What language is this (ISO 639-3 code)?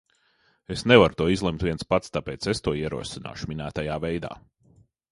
lav